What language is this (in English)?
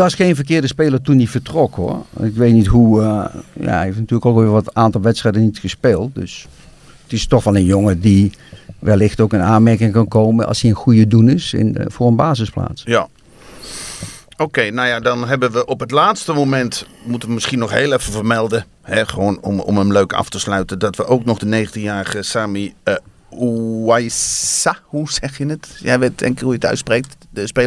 Dutch